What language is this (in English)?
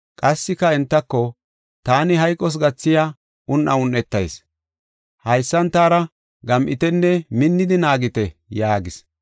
Gofa